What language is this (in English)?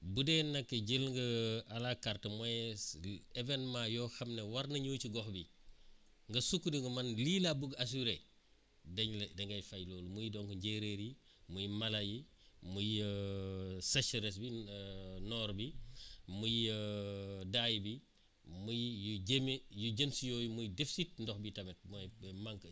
Wolof